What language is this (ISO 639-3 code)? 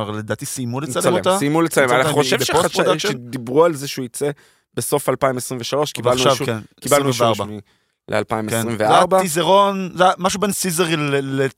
heb